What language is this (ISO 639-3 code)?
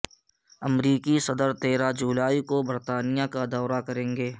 urd